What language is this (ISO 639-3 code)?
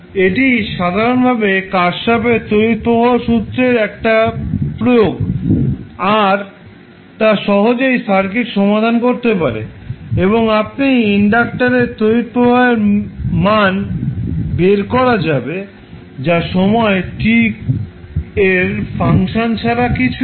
ben